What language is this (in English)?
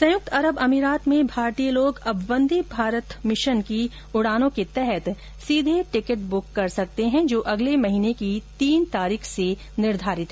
Hindi